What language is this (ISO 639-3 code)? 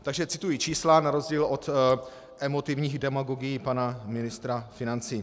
ces